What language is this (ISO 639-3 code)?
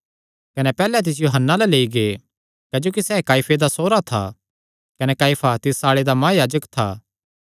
xnr